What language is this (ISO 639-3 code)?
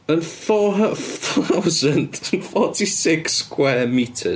cym